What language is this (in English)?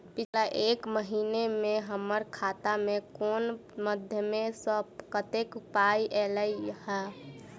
Maithili